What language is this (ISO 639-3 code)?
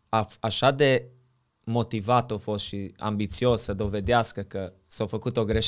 ron